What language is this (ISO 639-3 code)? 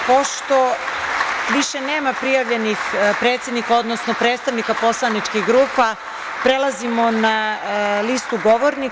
srp